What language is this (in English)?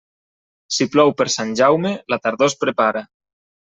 Catalan